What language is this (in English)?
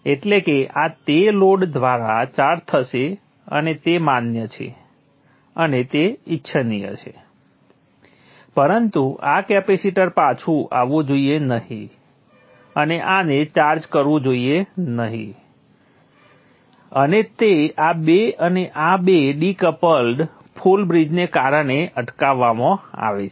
Gujarati